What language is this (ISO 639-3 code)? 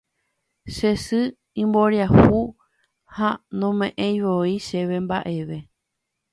grn